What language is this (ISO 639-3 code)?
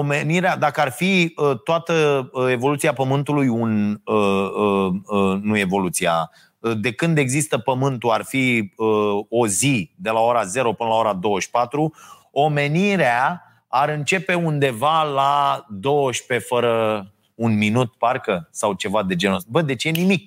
ron